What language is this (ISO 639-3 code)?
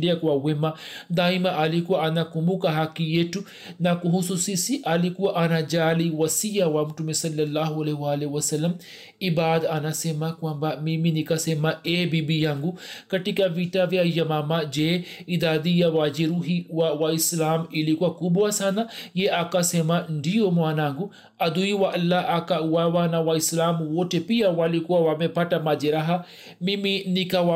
swa